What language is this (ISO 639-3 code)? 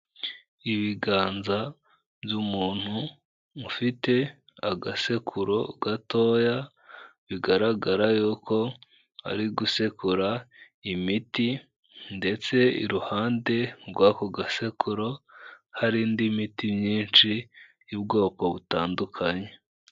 kin